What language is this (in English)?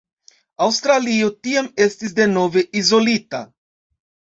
Esperanto